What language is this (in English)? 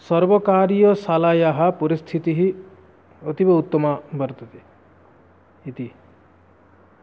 Sanskrit